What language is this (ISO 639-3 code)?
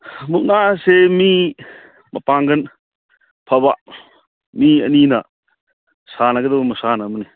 mni